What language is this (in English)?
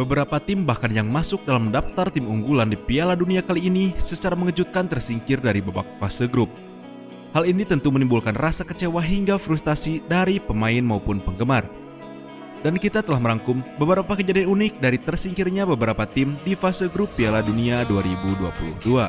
Indonesian